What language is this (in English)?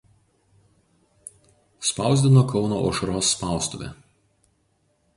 Lithuanian